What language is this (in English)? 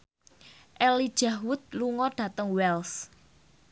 Javanese